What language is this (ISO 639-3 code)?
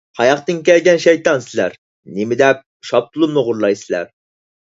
uig